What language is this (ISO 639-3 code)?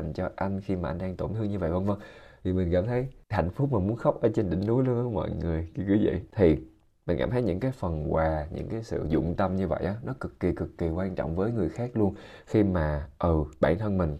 vie